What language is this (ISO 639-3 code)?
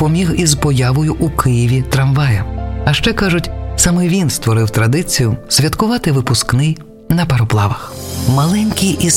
ukr